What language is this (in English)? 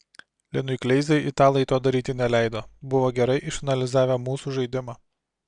Lithuanian